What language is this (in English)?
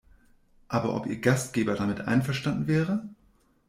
German